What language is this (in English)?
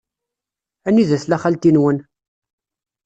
Kabyle